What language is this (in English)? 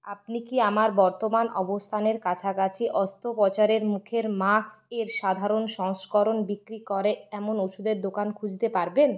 Bangla